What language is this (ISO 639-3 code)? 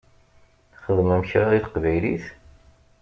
kab